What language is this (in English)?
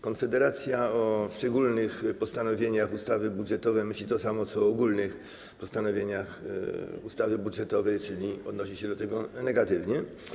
Polish